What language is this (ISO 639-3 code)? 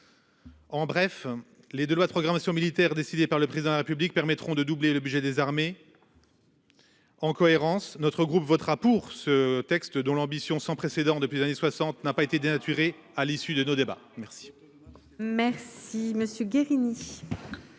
fra